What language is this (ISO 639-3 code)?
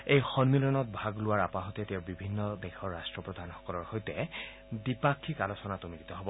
asm